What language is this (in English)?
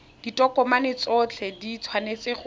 Tswana